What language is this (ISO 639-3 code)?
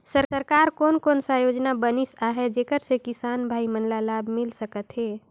hne